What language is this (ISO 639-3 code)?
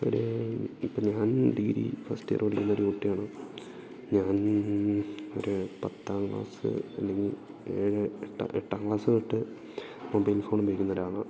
mal